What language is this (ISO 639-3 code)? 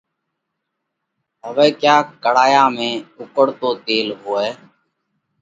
kvx